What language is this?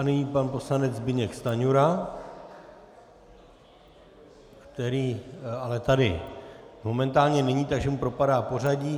Czech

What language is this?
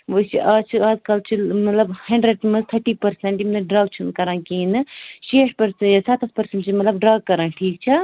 Kashmiri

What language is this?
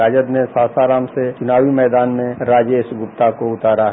Hindi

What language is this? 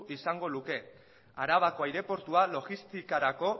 Basque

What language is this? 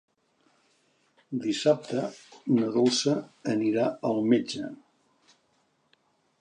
Catalan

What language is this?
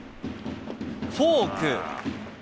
Japanese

